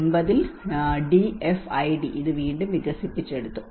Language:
Malayalam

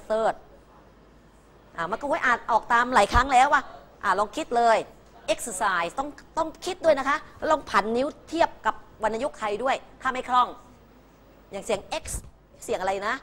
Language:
Thai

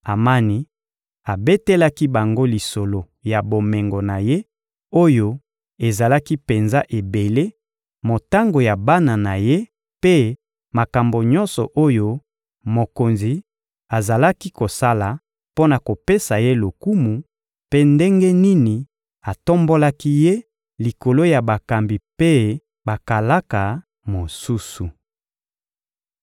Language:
Lingala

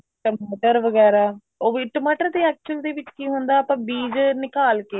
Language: Punjabi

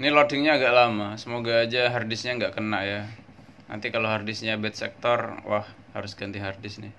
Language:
Indonesian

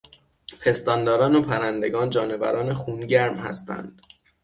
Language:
Persian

